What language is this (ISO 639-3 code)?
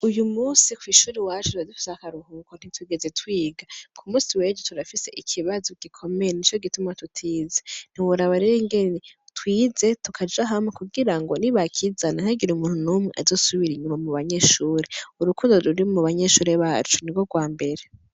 run